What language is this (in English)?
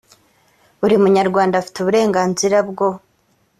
Kinyarwanda